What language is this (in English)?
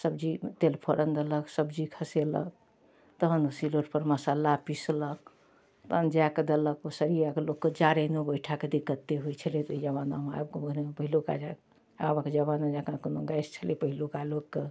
Maithili